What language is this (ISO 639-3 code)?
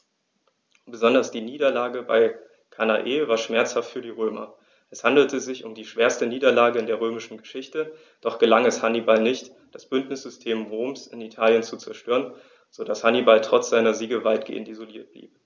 deu